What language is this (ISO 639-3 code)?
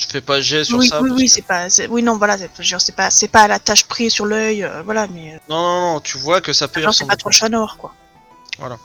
fra